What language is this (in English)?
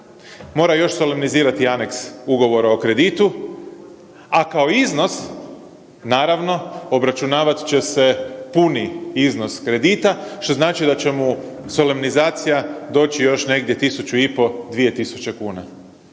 Croatian